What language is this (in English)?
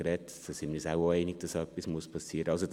Swiss German